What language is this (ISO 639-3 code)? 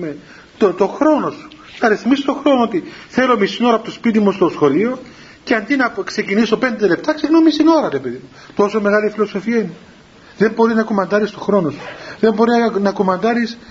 ell